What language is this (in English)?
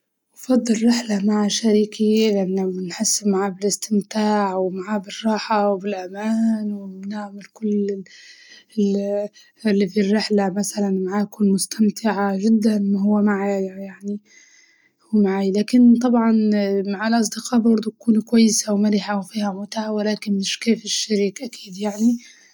Libyan Arabic